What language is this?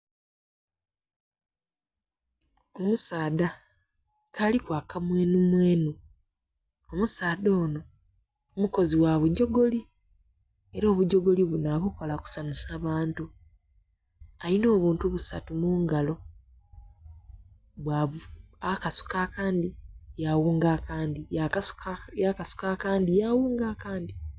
Soga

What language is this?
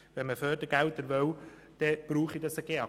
Swiss German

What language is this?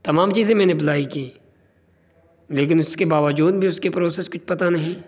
Urdu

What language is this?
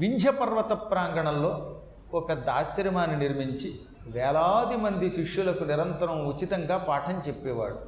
Telugu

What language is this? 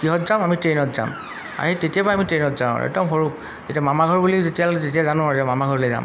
Assamese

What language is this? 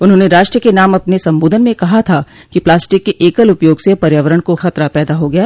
Hindi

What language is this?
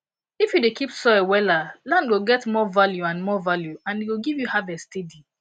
Nigerian Pidgin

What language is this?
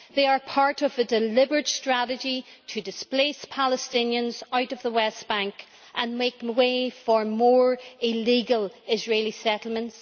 English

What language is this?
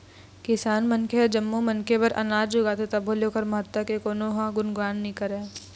Chhattisgarhi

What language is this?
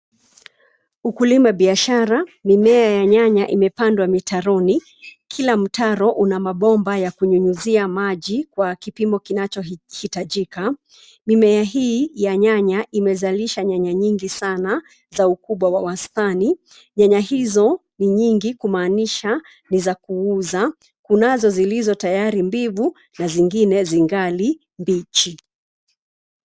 Swahili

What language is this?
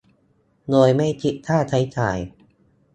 Thai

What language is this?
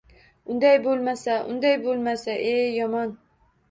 Uzbek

